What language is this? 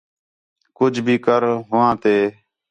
Khetrani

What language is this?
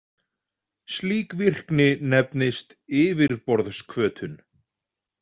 Icelandic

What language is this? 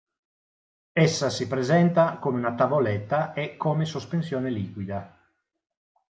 Italian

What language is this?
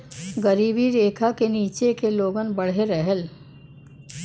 Bhojpuri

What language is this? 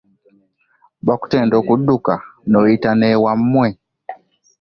Ganda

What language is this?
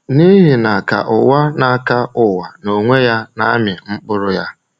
Igbo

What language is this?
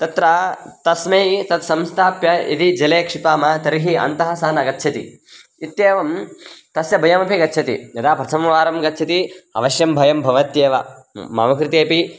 Sanskrit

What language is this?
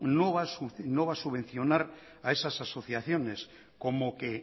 Spanish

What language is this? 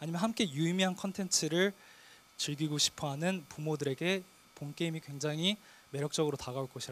Korean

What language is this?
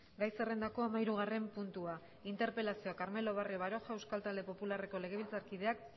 Basque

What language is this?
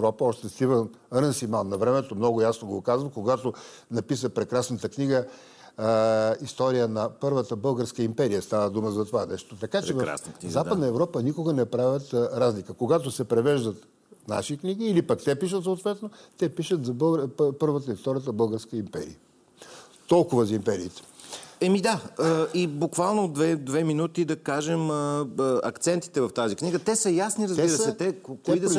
Bulgarian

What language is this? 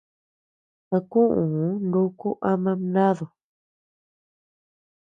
Tepeuxila Cuicatec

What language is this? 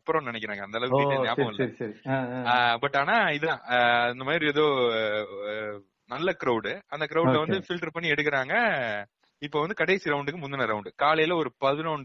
Tamil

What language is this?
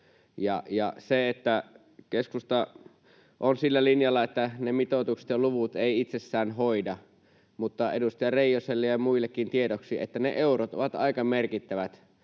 Finnish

